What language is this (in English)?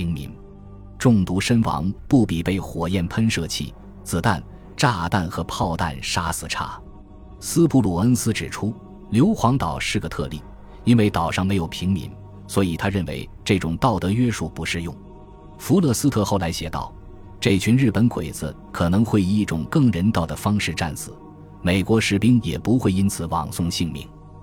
Chinese